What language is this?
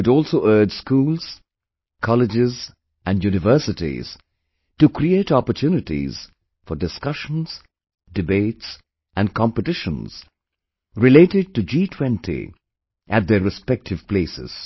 English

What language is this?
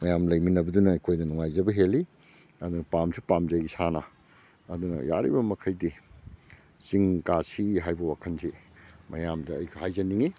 Manipuri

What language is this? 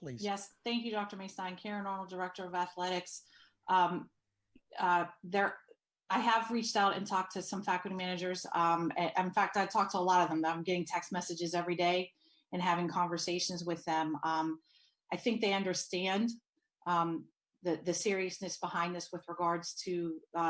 English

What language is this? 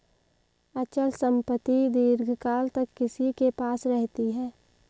Hindi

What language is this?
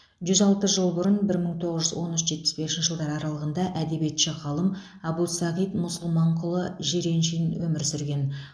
Kazakh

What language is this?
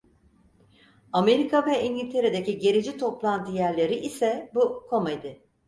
Turkish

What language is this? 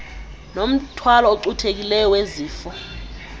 Xhosa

